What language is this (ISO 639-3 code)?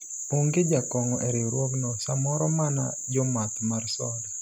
luo